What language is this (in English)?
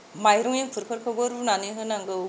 Bodo